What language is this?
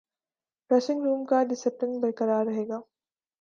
Urdu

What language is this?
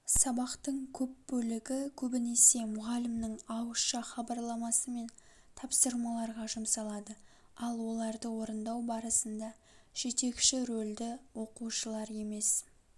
Kazakh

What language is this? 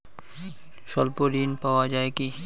Bangla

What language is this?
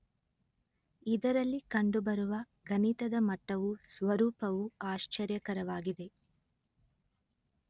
Kannada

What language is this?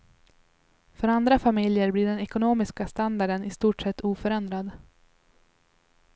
Swedish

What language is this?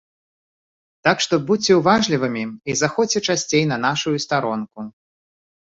Belarusian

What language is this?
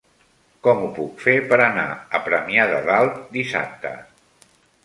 Catalan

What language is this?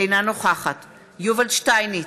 Hebrew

